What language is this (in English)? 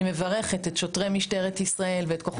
Hebrew